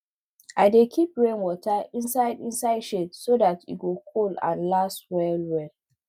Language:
Nigerian Pidgin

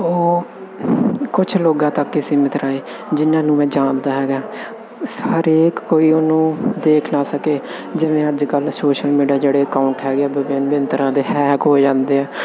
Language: Punjabi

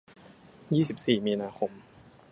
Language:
Thai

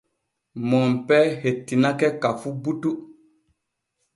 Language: Borgu Fulfulde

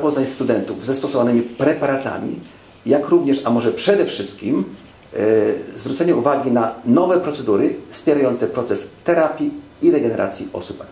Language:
Polish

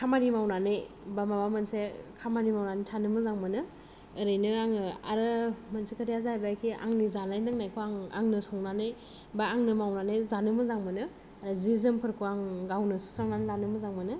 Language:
Bodo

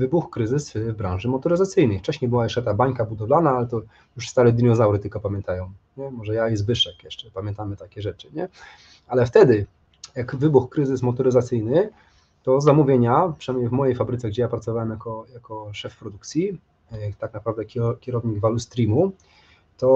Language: Polish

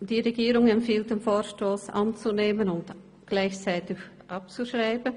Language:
Swiss German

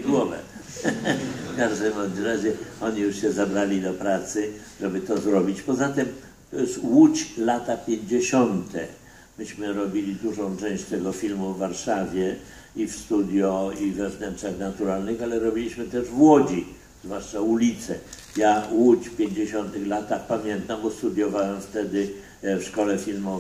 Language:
Polish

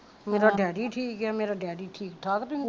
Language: Punjabi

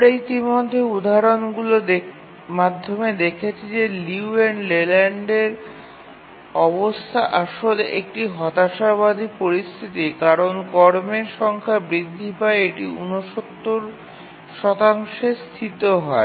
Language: Bangla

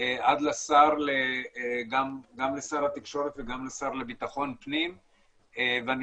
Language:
Hebrew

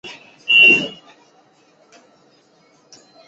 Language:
Chinese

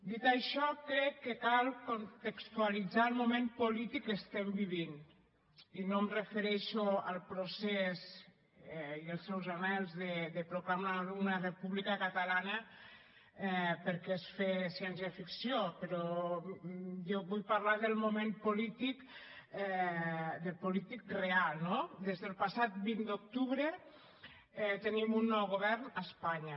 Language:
Catalan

